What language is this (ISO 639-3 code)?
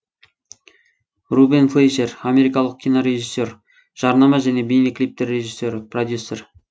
kaz